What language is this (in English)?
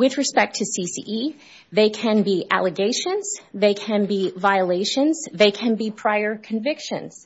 English